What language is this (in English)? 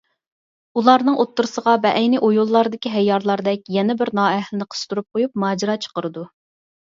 Uyghur